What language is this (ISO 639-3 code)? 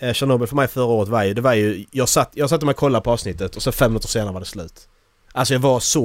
swe